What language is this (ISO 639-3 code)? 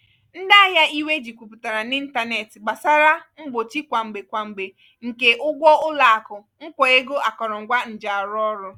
ibo